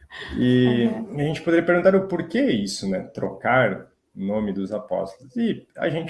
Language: Portuguese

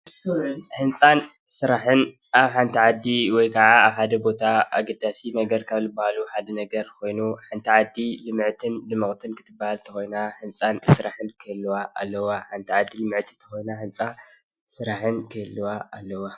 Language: Tigrinya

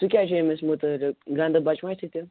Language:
Kashmiri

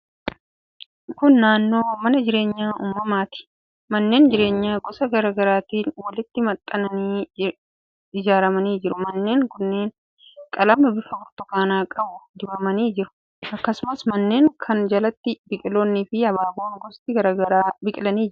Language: Oromo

